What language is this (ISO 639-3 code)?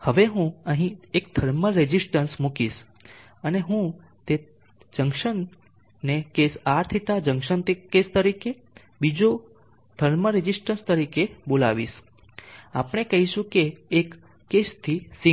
guj